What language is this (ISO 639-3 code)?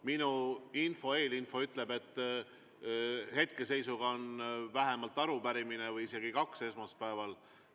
est